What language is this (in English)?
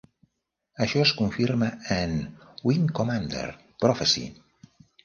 Catalan